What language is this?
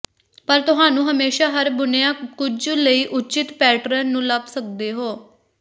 Punjabi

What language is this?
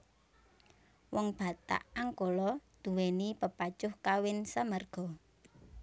Javanese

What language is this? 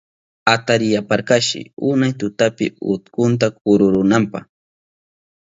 Southern Pastaza Quechua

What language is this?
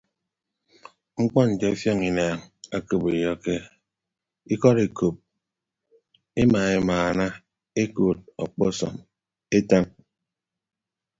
Ibibio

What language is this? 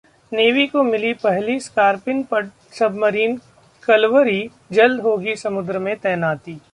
Hindi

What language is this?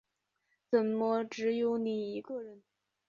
Chinese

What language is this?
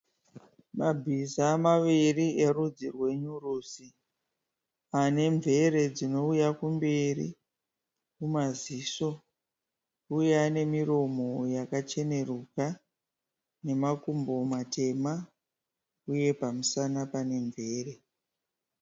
Shona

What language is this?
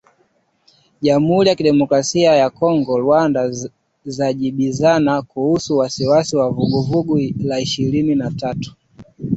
Swahili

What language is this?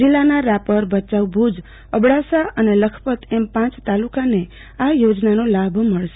Gujarati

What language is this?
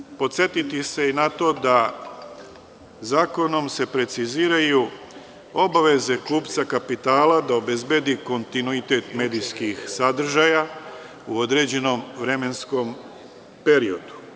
Serbian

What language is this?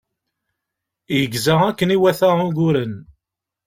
Kabyle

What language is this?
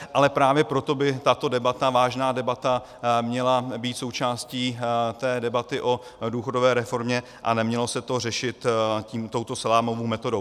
Czech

